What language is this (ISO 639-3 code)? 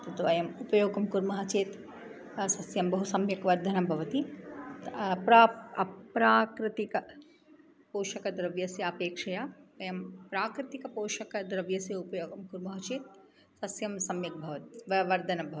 san